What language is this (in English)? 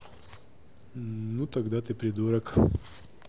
Russian